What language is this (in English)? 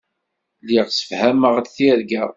Kabyle